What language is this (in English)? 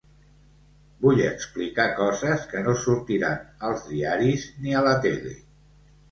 Catalan